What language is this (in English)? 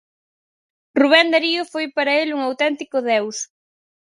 Galician